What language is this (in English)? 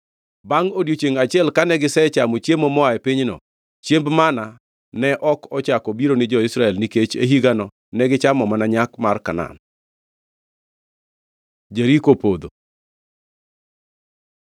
Luo (Kenya and Tanzania)